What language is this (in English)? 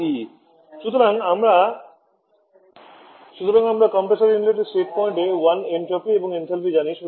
Bangla